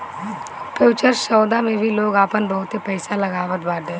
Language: Bhojpuri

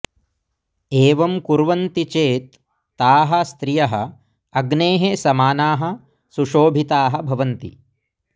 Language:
Sanskrit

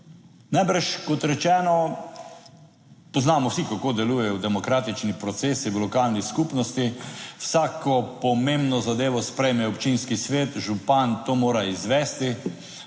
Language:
Slovenian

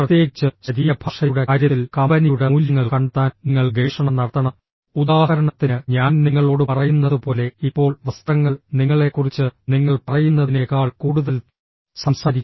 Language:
Malayalam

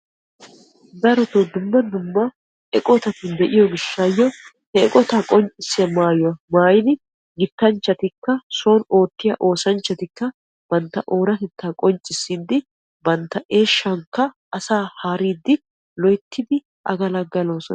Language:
Wolaytta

